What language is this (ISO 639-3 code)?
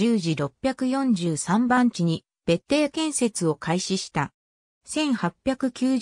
jpn